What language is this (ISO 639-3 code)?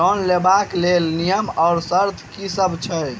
mai